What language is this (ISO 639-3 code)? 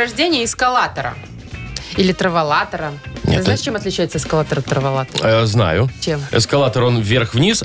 rus